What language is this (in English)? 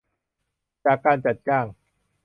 Thai